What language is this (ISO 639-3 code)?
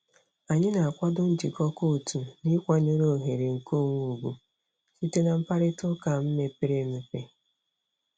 ibo